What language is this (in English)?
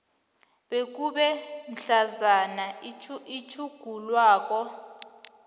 South Ndebele